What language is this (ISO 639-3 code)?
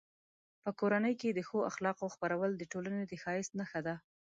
pus